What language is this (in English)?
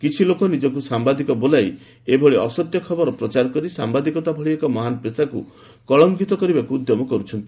Odia